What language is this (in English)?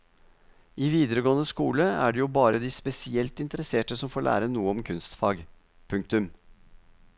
Norwegian